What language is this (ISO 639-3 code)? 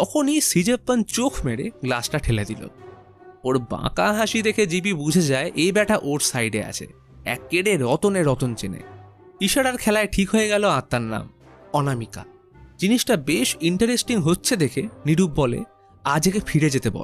ben